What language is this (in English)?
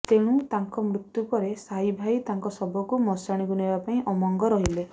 Odia